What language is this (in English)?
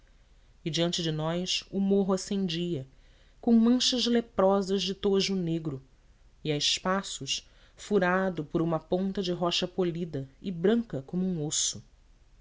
Portuguese